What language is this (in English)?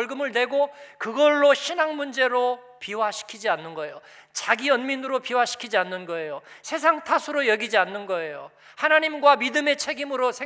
Korean